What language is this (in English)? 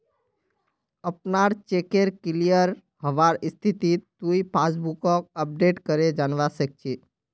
Magahi